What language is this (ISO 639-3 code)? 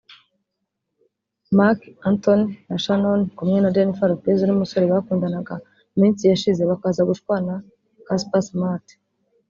kin